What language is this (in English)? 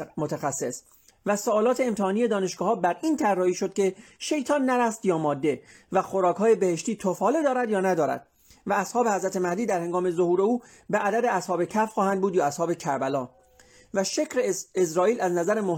Persian